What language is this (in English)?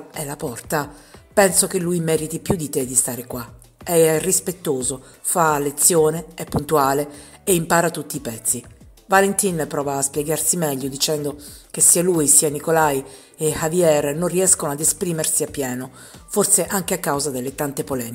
Italian